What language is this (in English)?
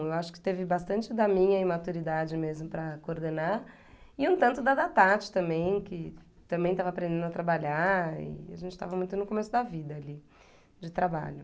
Portuguese